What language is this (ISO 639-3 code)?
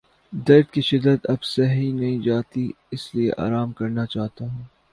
urd